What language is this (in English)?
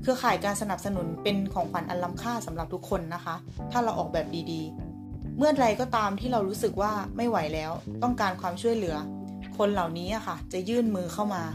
Thai